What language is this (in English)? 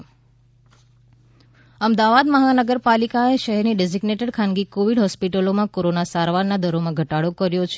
Gujarati